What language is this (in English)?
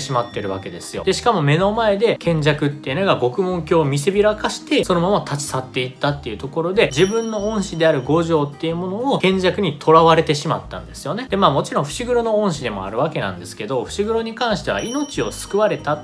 Japanese